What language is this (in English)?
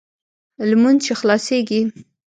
Pashto